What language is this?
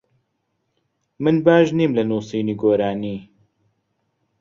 Central Kurdish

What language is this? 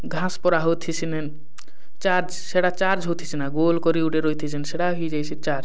Odia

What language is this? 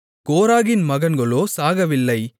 Tamil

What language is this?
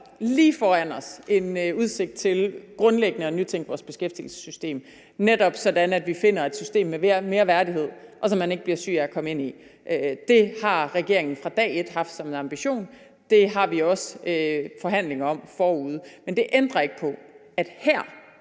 Danish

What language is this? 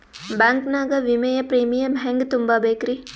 Kannada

